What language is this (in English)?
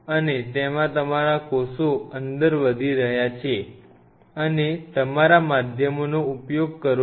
Gujarati